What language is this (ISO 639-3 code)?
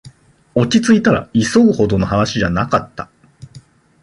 jpn